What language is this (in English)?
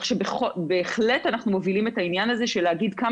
Hebrew